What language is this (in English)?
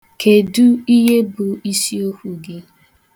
Igbo